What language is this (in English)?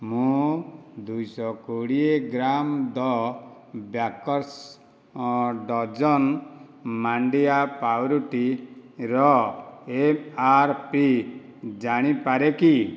Odia